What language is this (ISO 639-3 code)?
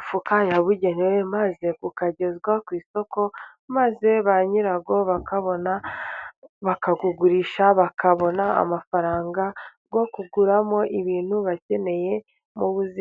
kin